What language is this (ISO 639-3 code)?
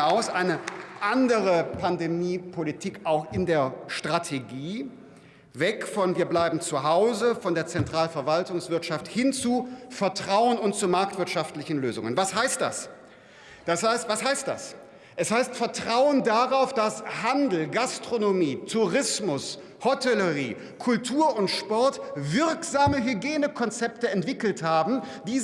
deu